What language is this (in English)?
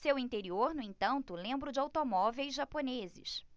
Portuguese